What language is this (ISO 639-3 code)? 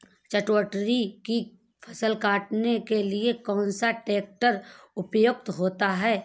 hin